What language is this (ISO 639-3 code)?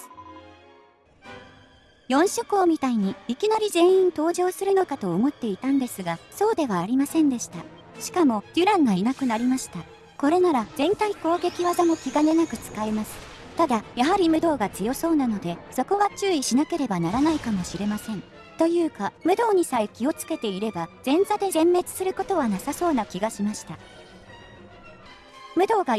jpn